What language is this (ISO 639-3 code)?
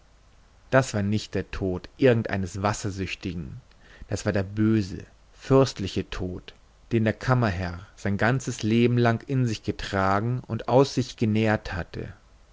deu